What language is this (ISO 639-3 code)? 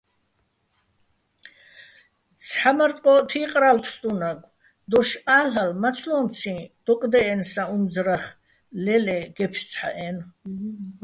bbl